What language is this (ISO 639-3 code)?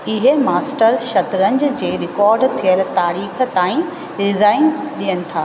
snd